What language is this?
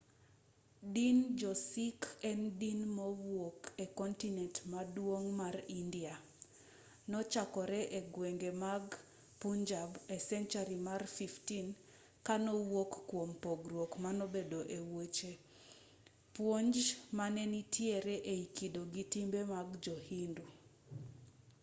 Luo (Kenya and Tanzania)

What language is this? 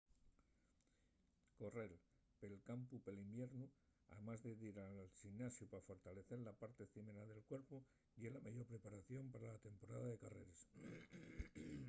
Asturian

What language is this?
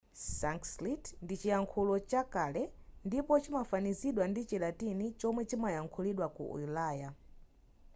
Nyanja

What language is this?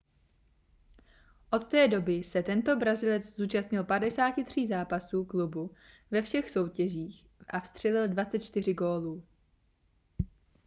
Czech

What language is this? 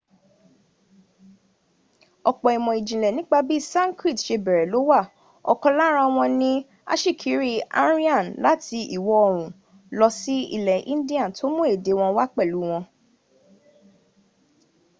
Yoruba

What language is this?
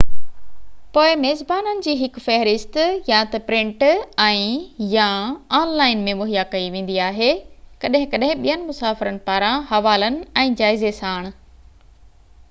Sindhi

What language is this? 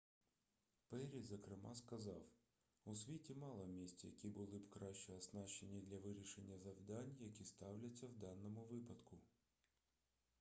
Ukrainian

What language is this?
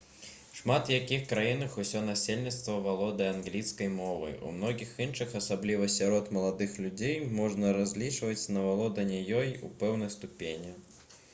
Belarusian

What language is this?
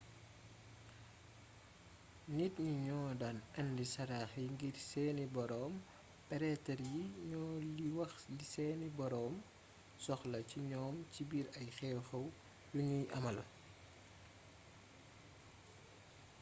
Wolof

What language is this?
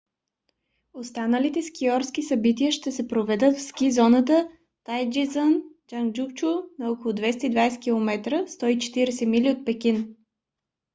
Bulgarian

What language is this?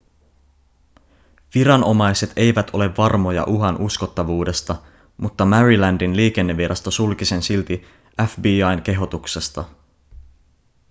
Finnish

